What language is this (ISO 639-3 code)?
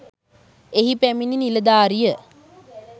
sin